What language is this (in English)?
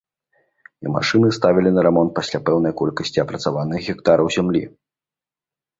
Belarusian